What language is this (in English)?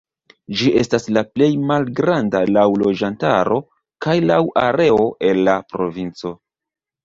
Esperanto